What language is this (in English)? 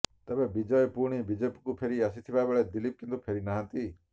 Odia